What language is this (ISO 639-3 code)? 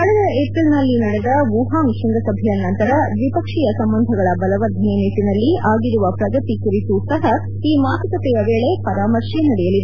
kan